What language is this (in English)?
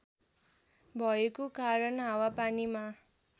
Nepali